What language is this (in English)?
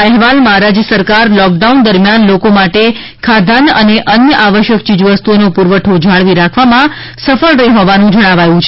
Gujarati